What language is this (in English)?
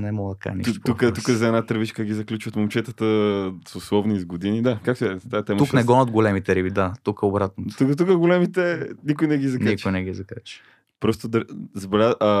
Bulgarian